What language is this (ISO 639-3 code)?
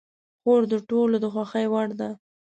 pus